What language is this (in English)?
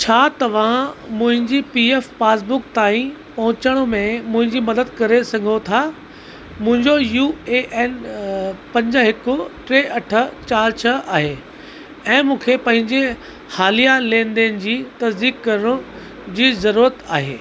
Sindhi